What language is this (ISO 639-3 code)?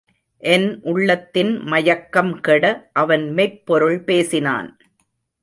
tam